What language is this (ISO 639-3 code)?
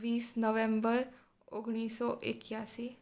guj